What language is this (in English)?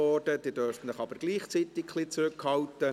Swiss German